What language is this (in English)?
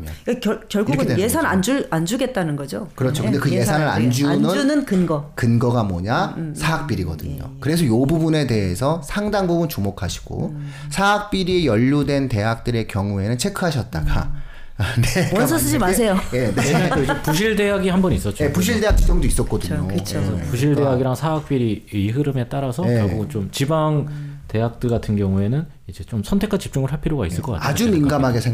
Korean